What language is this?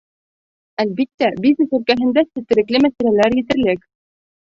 Bashkir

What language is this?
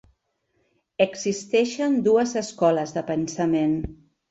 Catalan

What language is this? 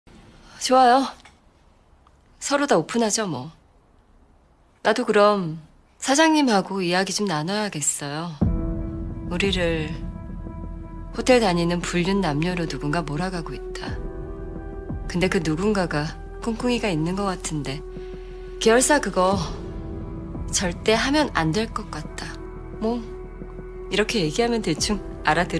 Korean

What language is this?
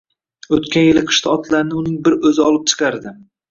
Uzbek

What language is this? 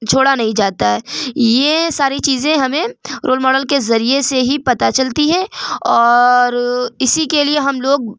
Urdu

